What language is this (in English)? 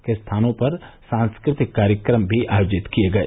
Hindi